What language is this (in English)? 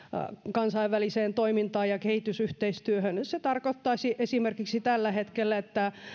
Finnish